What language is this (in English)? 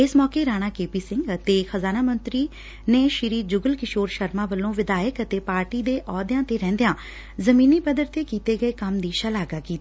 Punjabi